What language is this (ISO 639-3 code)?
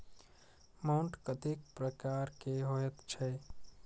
mai